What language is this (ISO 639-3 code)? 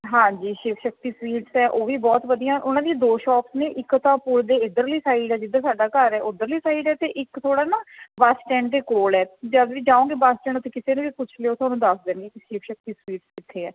pan